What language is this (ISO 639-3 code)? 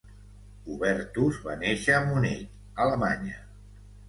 cat